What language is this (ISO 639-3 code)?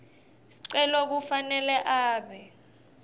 ssw